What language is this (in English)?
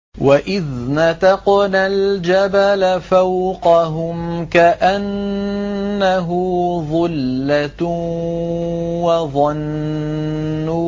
Arabic